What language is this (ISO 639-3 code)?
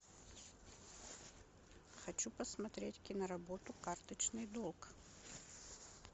rus